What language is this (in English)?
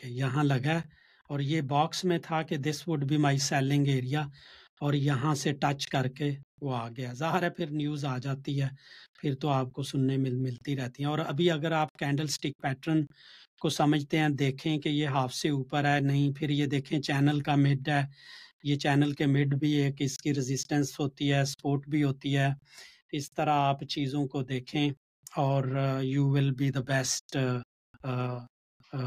Urdu